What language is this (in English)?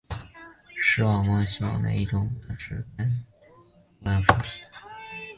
Chinese